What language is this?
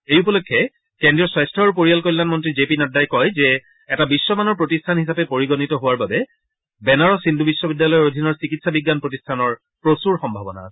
Assamese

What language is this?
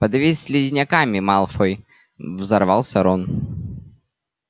Russian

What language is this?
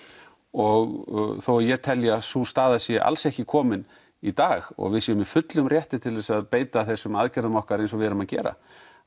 Icelandic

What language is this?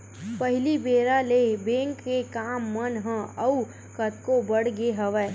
Chhattisgarhi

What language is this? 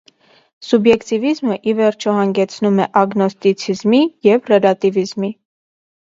Armenian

